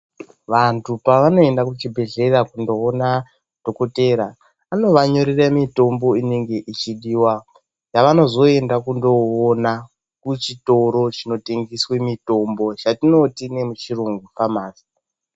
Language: Ndau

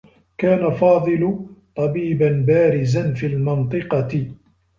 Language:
Arabic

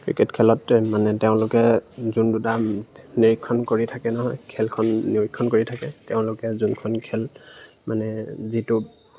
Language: Assamese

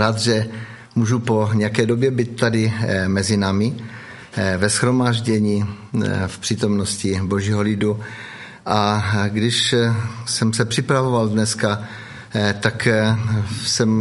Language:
Czech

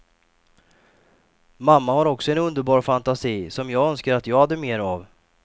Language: Swedish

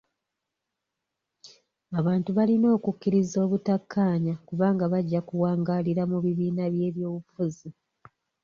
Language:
Ganda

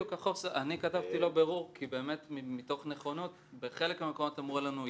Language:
Hebrew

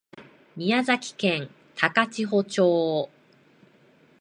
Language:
Japanese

